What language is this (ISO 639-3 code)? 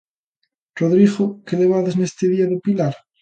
glg